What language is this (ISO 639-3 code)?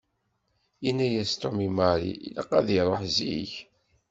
kab